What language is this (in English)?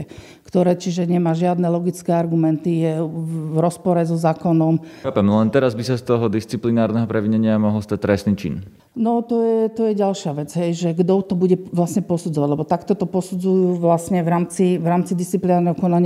Slovak